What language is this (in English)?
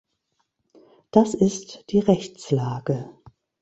German